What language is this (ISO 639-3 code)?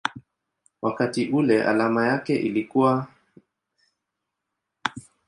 swa